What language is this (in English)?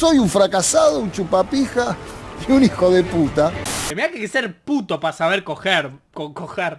Spanish